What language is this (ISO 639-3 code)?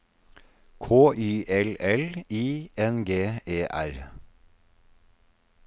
nor